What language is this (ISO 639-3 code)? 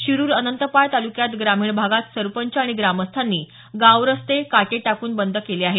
mar